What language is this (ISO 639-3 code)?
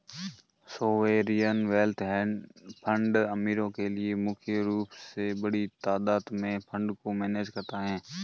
hin